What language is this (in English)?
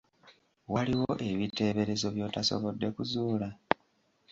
Ganda